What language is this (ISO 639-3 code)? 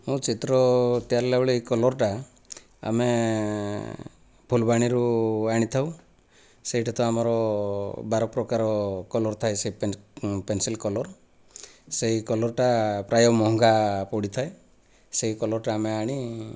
ori